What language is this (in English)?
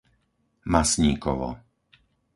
Slovak